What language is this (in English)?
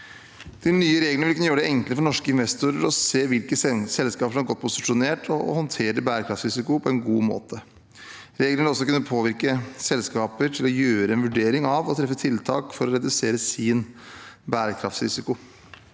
Norwegian